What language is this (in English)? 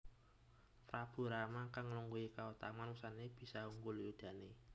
Javanese